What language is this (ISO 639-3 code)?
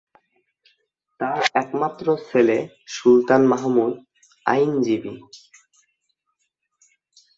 ben